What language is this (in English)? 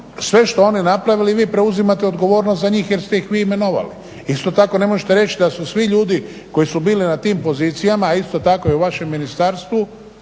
Croatian